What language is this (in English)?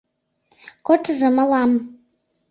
Mari